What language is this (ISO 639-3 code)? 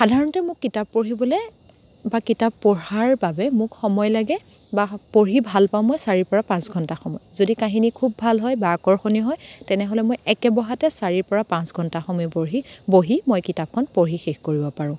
asm